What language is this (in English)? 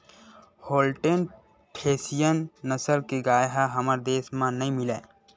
Chhattisgarhi